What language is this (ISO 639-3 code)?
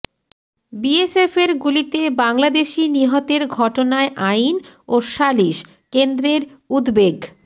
ben